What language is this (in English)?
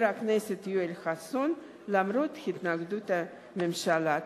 Hebrew